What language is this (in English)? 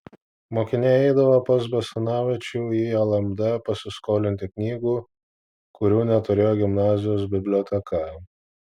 Lithuanian